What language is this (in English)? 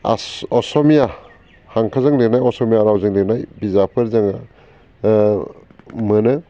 Bodo